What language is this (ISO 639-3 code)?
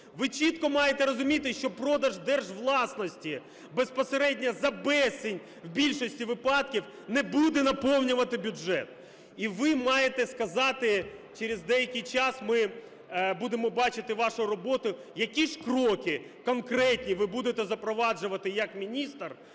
ukr